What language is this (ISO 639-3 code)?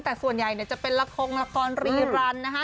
tha